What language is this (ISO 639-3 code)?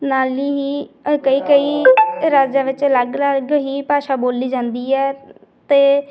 pan